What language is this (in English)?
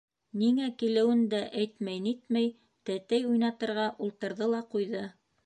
Bashkir